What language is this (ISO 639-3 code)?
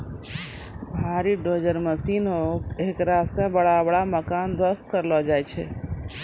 mai